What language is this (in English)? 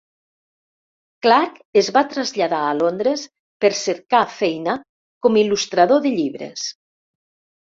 Catalan